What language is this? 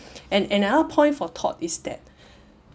English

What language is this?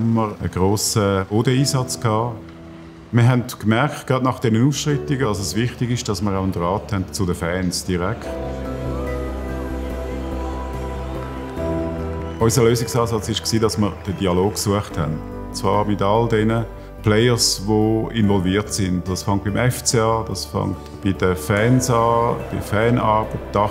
German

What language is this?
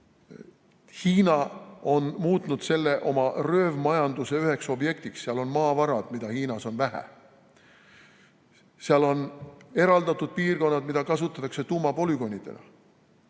Estonian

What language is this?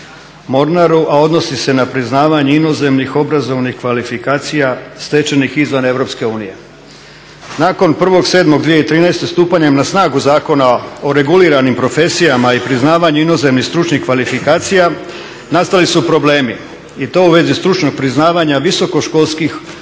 Croatian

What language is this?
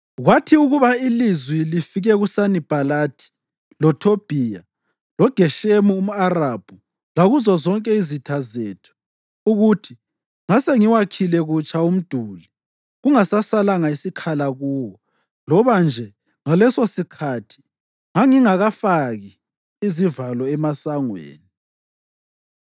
North Ndebele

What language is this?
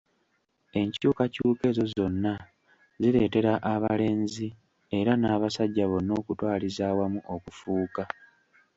Ganda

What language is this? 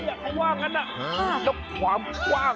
Thai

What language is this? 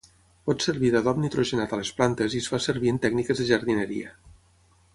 Catalan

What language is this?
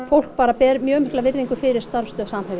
Icelandic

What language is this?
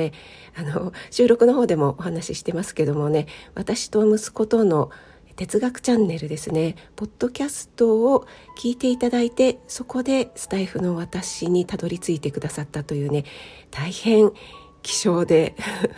Japanese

